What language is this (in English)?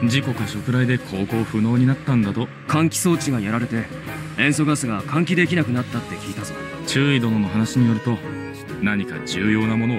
Japanese